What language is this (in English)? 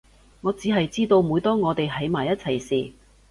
Cantonese